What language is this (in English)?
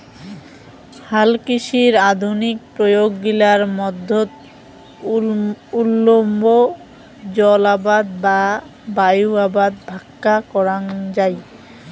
Bangla